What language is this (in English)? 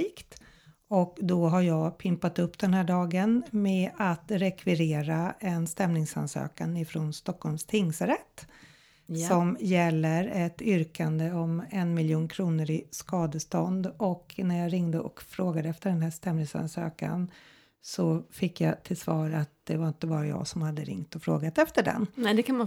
Swedish